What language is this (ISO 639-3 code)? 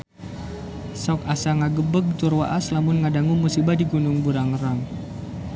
sun